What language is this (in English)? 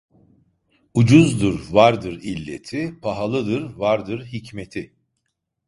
Turkish